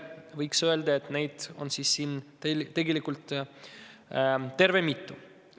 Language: Estonian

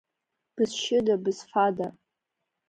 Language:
Abkhazian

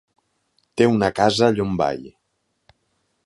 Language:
Catalan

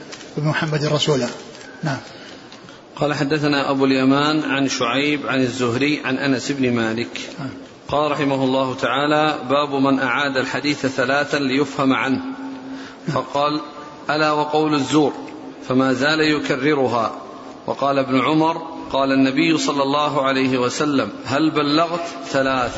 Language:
Arabic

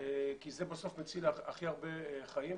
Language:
Hebrew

